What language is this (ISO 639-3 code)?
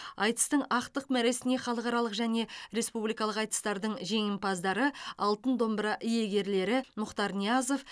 kaz